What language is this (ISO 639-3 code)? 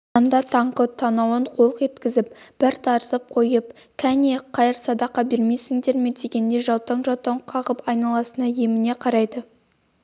kaz